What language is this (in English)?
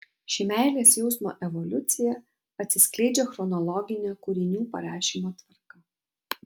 Lithuanian